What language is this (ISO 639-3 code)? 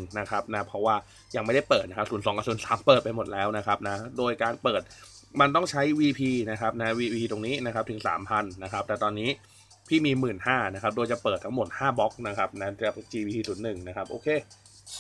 tha